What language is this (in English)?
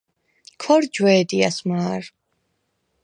Svan